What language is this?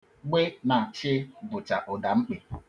Igbo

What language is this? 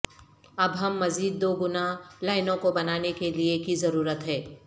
Urdu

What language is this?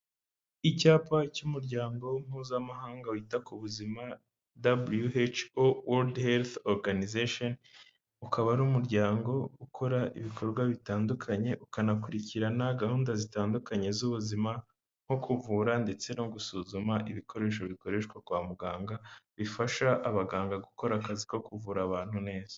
Kinyarwanda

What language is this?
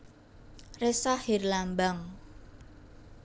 Javanese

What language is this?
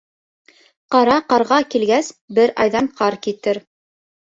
Bashkir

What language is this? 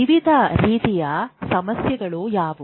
Kannada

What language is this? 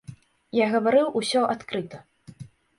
Belarusian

